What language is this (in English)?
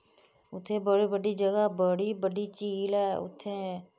Dogri